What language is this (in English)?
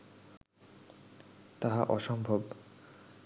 Bangla